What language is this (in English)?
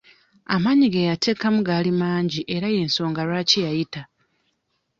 Ganda